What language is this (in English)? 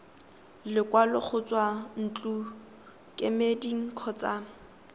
Tswana